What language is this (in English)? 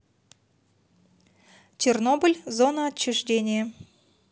Russian